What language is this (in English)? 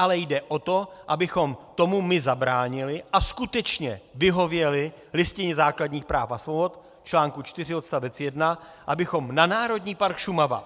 Czech